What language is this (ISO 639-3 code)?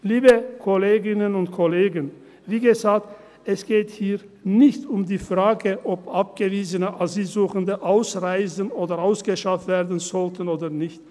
gsw